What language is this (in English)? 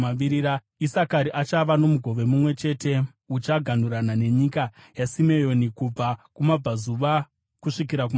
Shona